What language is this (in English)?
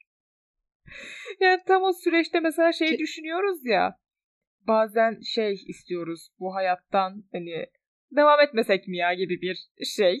Turkish